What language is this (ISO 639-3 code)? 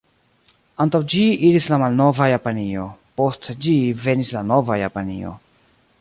epo